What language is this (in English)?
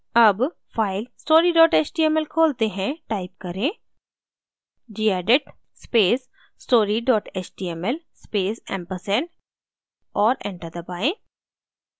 Hindi